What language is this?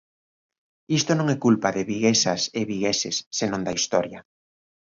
Galician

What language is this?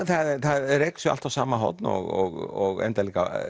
Icelandic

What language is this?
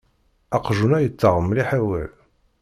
Kabyle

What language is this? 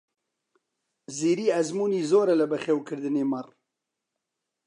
Central Kurdish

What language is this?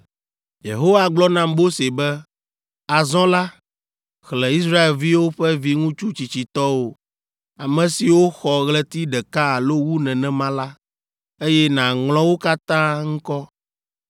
Ewe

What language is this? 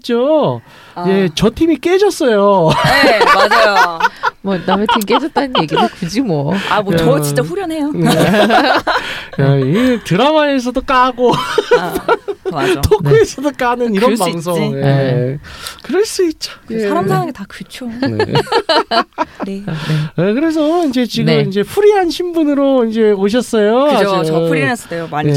Korean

